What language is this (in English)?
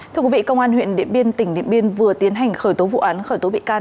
Vietnamese